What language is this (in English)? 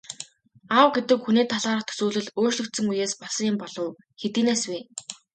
Mongolian